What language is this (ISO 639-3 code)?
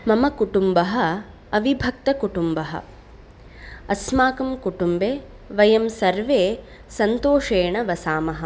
san